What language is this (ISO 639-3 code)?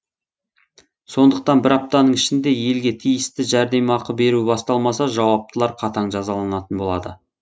kaz